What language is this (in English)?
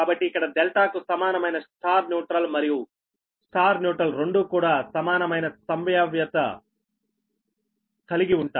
Telugu